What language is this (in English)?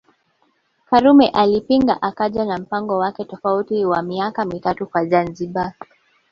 Swahili